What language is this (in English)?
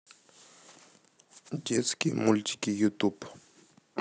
Russian